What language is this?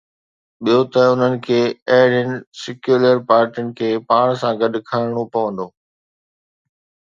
Sindhi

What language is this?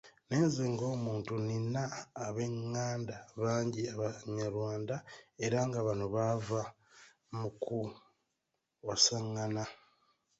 Ganda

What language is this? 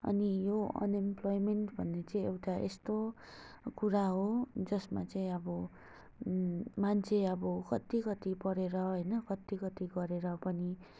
Nepali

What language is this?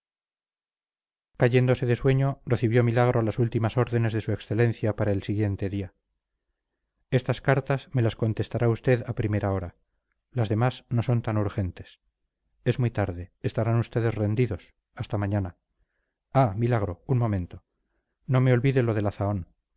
Spanish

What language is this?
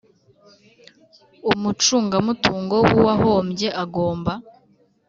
Kinyarwanda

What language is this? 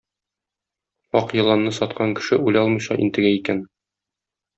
Tatar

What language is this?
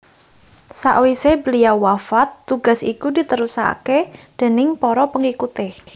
Javanese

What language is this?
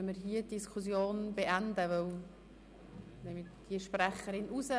Swiss German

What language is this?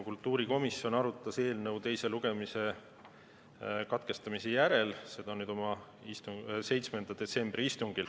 Estonian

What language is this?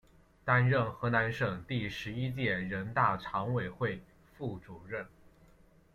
Chinese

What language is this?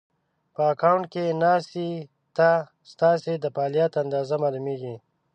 Pashto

